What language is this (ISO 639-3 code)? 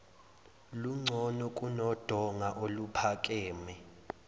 zul